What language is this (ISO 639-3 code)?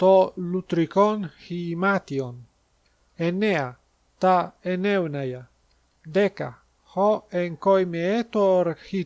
ell